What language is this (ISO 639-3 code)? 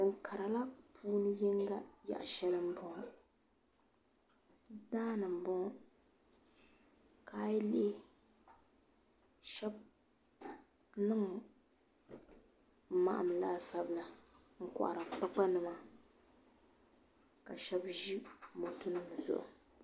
dag